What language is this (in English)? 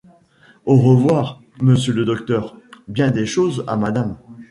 French